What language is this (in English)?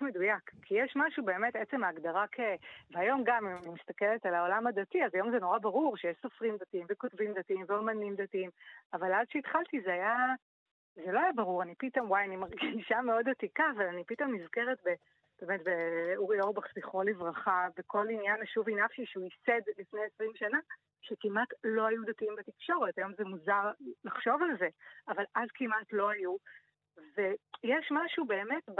Hebrew